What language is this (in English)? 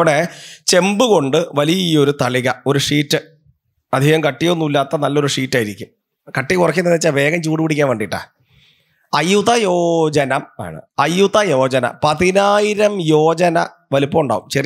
Malayalam